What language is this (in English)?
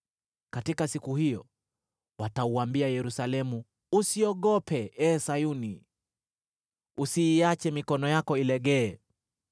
Swahili